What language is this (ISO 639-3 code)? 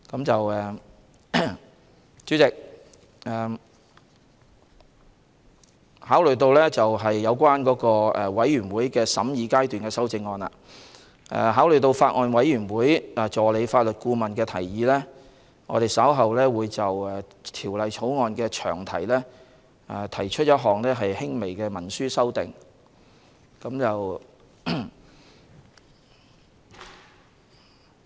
yue